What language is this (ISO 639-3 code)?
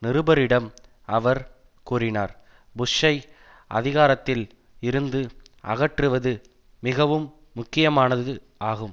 tam